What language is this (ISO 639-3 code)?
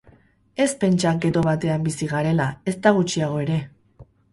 eus